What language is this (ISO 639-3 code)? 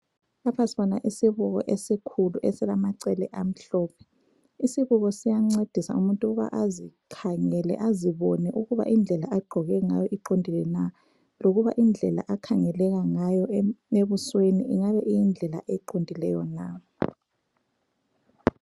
nde